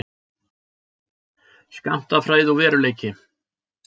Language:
Icelandic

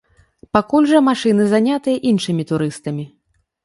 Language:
Belarusian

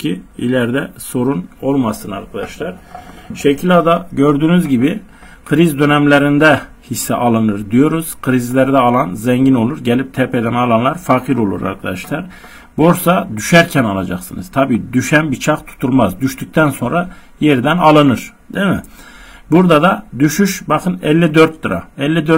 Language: Turkish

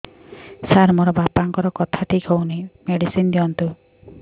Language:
Odia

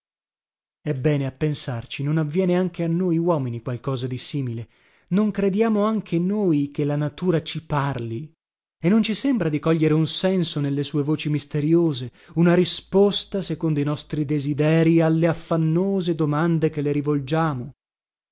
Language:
Italian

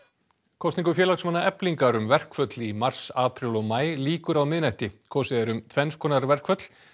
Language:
Icelandic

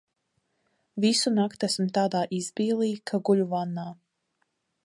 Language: Latvian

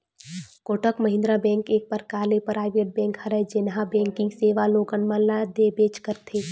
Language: Chhattisgarhi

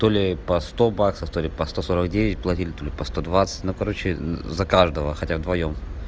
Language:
Russian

